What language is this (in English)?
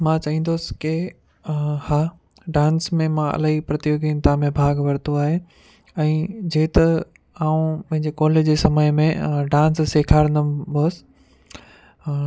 Sindhi